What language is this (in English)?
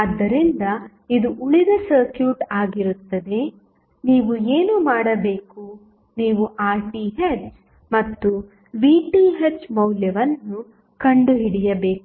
Kannada